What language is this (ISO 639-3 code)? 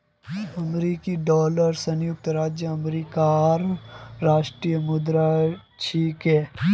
mag